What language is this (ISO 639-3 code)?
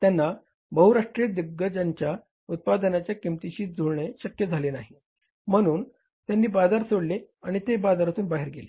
mar